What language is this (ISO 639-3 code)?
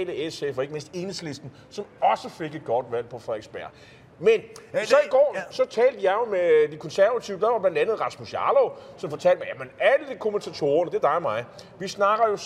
dan